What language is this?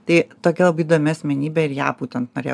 Lithuanian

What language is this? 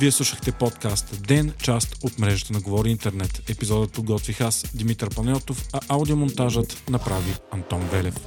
Bulgarian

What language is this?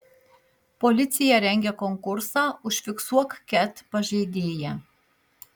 Lithuanian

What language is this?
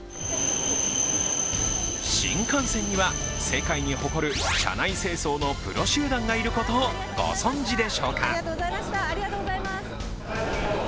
Japanese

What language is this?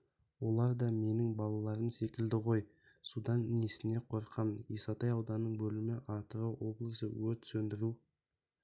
Kazakh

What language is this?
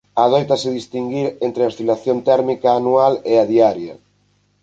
Galician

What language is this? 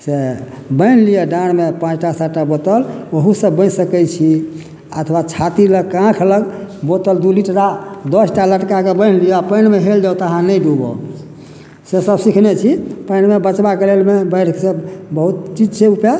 Maithili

